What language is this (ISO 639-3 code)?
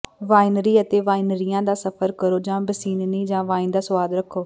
pan